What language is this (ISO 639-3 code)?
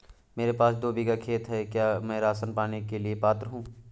hin